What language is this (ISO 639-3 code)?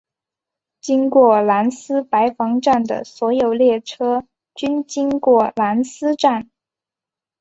zho